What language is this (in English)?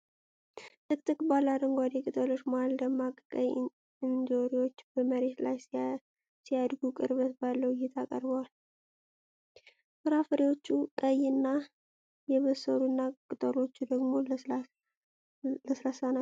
Amharic